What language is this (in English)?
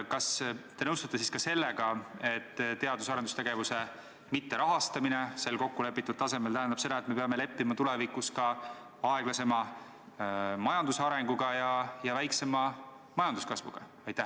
Estonian